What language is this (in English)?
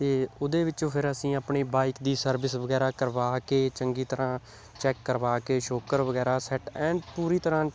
Punjabi